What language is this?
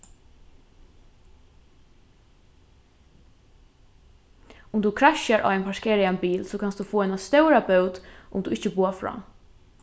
Faroese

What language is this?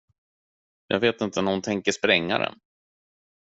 Swedish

